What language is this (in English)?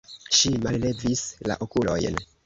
Esperanto